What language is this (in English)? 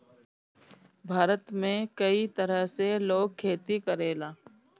Bhojpuri